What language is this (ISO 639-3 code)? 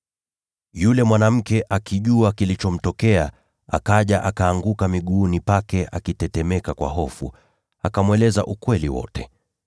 swa